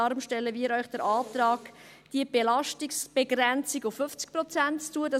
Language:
Swiss German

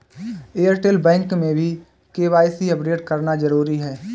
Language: Hindi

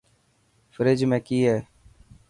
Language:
Dhatki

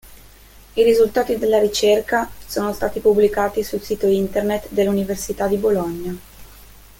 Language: Italian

